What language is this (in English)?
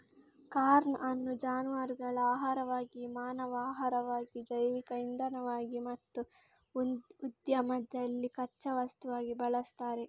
Kannada